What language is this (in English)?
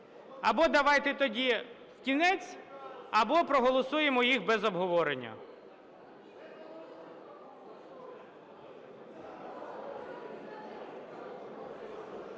Ukrainian